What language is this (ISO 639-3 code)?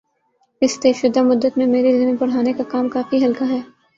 urd